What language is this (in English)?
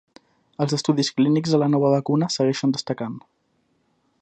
Catalan